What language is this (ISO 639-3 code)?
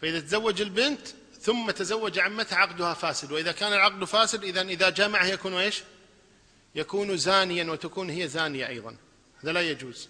ara